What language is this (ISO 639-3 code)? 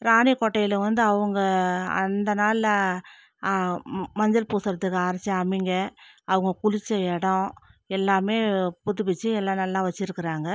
tam